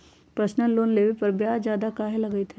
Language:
Magahi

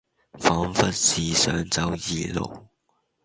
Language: Cantonese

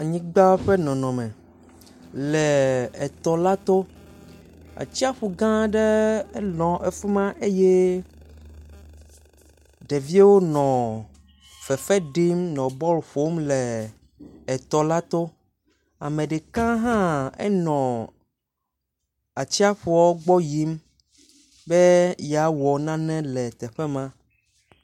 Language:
Ewe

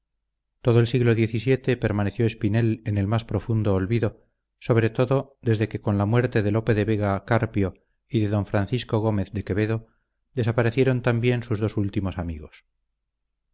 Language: Spanish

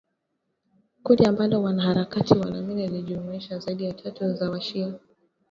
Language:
Swahili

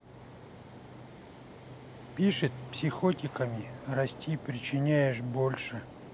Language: Russian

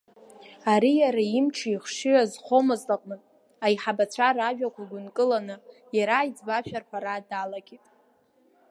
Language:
Abkhazian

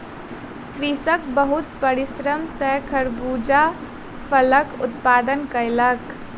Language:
Maithili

